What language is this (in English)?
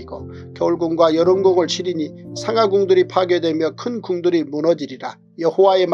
Korean